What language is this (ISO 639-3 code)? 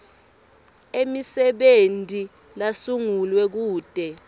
ssw